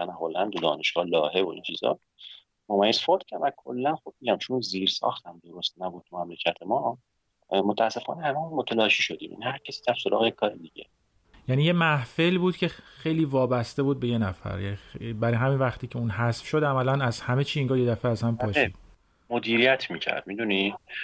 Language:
Persian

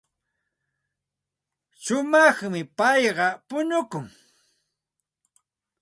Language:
Santa Ana de Tusi Pasco Quechua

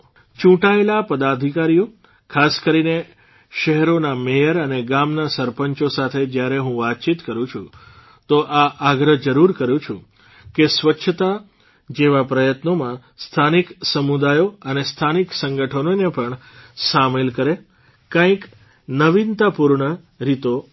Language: Gujarati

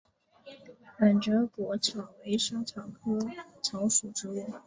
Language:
Chinese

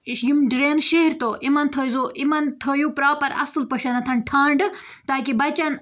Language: Kashmiri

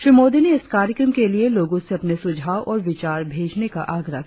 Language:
Hindi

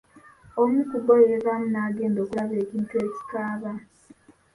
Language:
Ganda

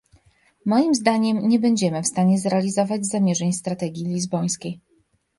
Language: Polish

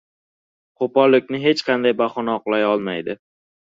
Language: Uzbek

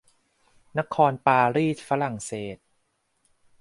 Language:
Thai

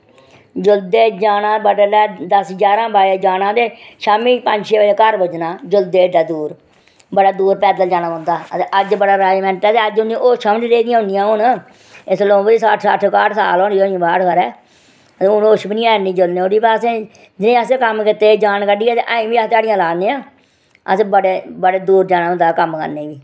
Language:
Dogri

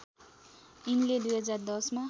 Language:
Nepali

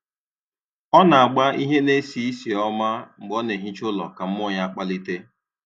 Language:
Igbo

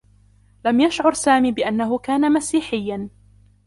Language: Arabic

